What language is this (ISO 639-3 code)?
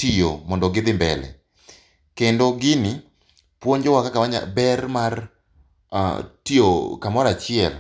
luo